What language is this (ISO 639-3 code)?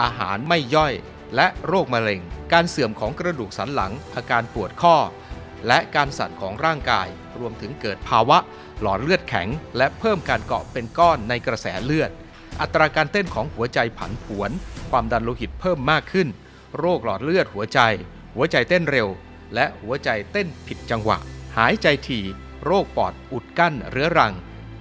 tha